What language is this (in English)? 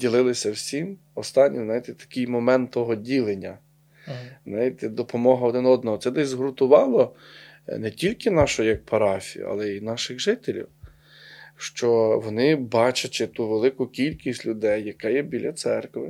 Ukrainian